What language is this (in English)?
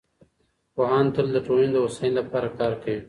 Pashto